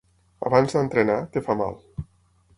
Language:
Catalan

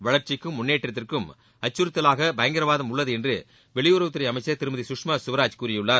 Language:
Tamil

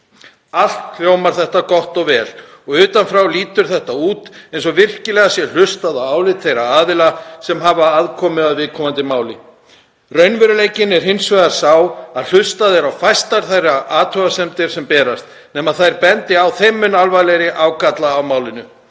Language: Icelandic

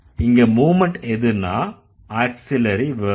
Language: Tamil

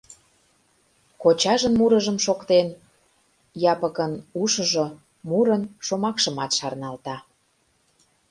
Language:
Mari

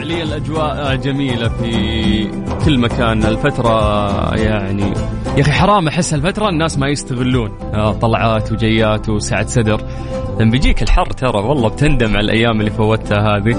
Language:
Arabic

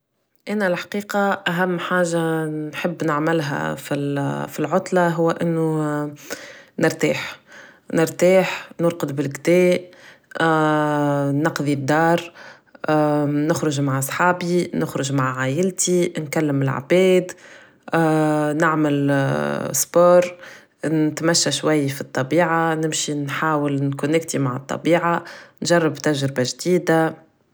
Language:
Tunisian Arabic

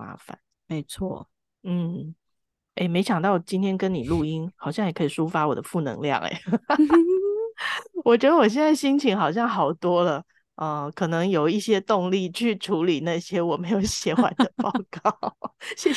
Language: Chinese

